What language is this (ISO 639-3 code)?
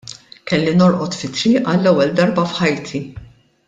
mlt